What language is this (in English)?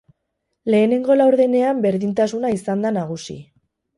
Basque